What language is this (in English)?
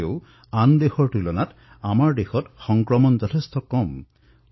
Assamese